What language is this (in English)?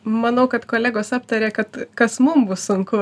Lithuanian